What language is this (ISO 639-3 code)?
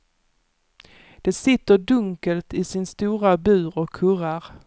swe